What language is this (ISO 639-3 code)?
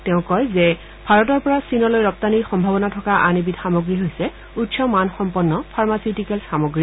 asm